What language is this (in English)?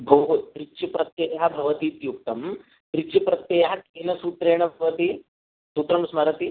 Sanskrit